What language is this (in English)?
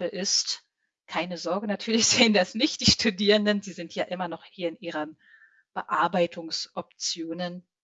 German